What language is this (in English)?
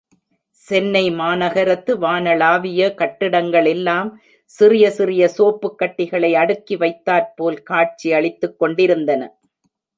Tamil